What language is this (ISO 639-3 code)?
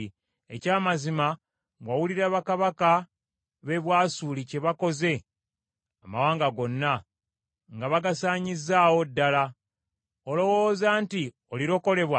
lug